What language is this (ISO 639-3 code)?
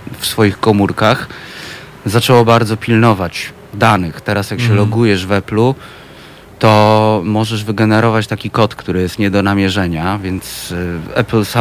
pol